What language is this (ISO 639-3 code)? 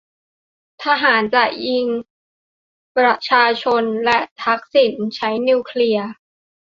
tha